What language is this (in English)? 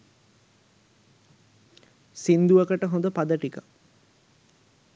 Sinhala